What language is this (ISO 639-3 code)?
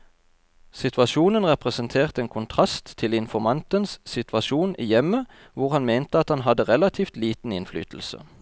nor